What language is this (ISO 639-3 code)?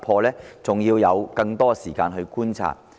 yue